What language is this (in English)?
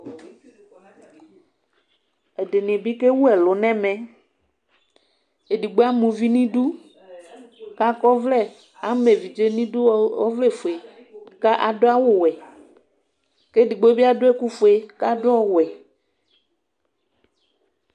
Ikposo